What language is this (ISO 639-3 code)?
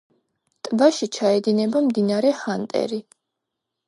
kat